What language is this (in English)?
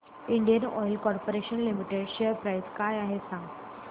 Marathi